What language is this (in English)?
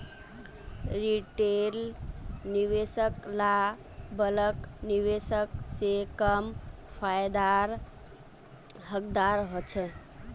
Magahi